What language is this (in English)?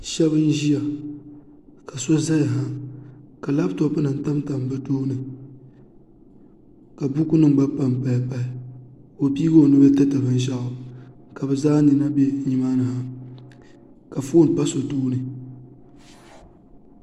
Dagbani